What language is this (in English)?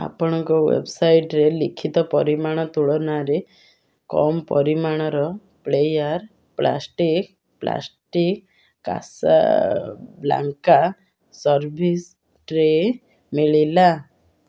Odia